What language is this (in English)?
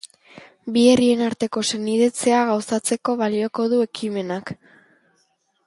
Basque